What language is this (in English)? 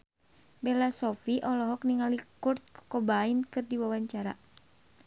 Sundanese